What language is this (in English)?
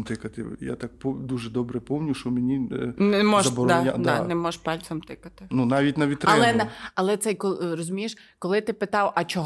Ukrainian